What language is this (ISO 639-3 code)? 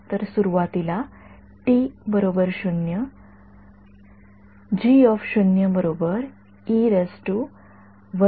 mar